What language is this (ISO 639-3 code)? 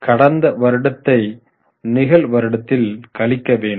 tam